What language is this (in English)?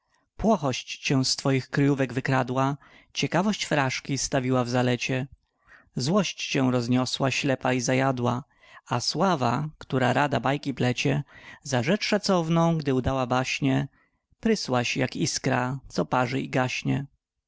Polish